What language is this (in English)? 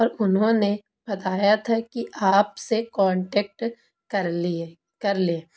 Urdu